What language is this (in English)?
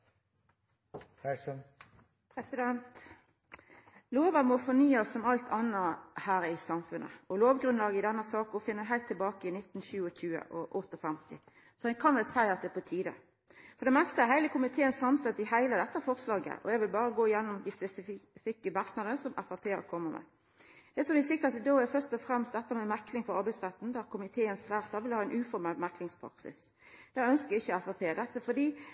Norwegian Nynorsk